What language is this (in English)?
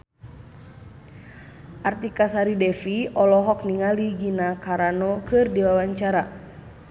Sundanese